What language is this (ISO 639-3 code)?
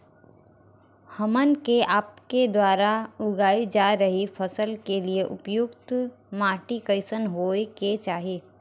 bho